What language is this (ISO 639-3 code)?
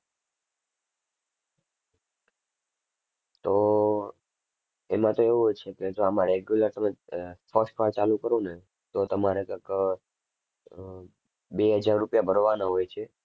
guj